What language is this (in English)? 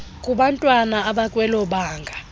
Xhosa